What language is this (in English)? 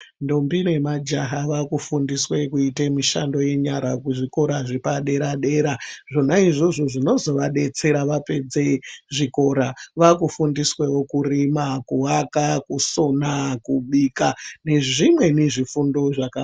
Ndau